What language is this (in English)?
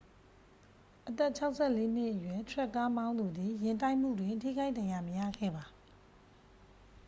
Burmese